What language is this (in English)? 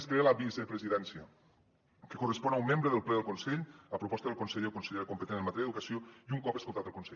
Catalan